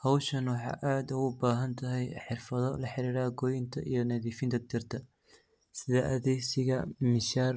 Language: Somali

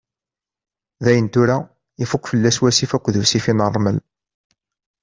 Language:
Kabyle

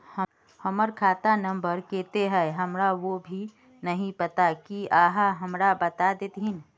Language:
Magahi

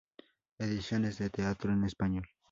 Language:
Spanish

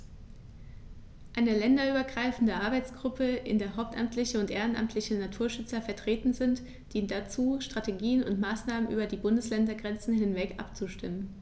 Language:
German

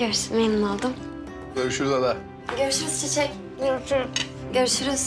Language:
Turkish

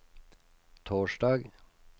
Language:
Norwegian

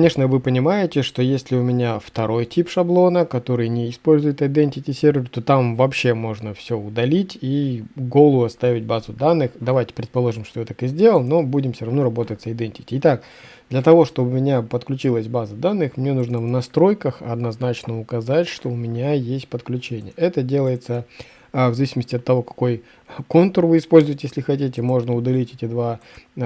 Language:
Russian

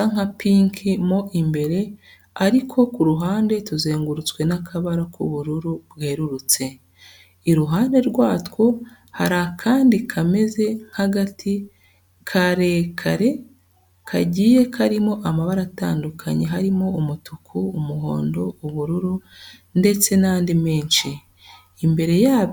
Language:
Kinyarwanda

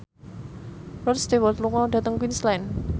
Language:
Javanese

